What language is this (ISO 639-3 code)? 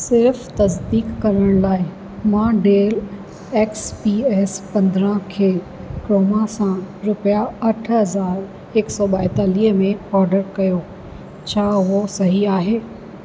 snd